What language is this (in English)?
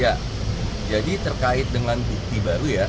Indonesian